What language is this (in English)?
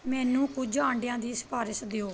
Punjabi